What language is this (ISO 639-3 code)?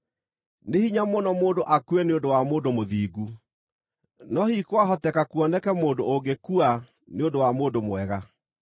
kik